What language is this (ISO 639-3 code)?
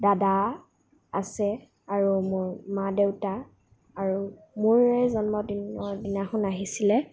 asm